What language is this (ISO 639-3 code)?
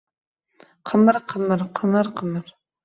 uzb